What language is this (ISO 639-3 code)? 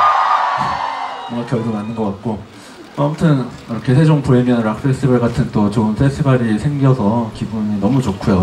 kor